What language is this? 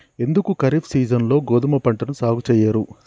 Telugu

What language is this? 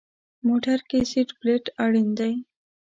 Pashto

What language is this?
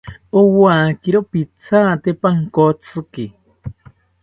South Ucayali Ashéninka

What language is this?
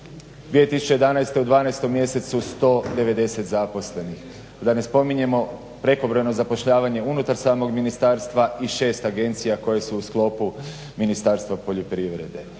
Croatian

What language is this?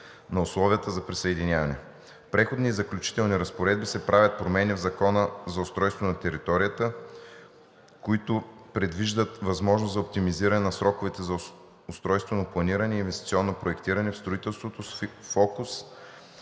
Bulgarian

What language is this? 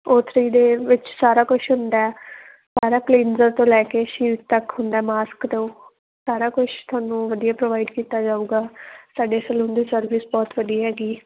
Punjabi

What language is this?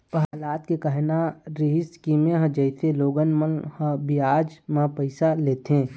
Chhattisgarhi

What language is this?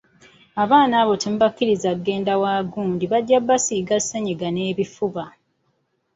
Ganda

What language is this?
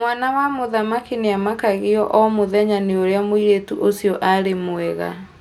Kikuyu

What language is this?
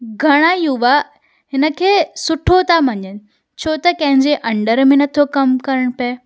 Sindhi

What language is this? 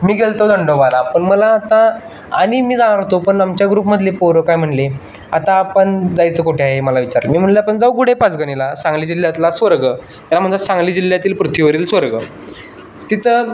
Marathi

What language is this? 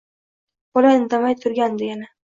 Uzbek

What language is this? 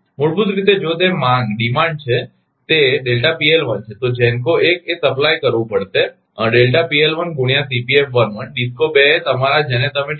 Gujarati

